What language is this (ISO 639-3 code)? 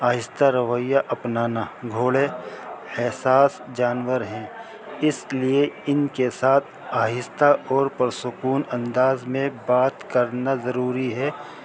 urd